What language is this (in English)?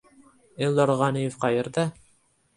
Uzbek